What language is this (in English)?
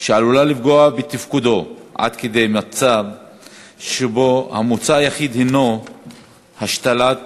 Hebrew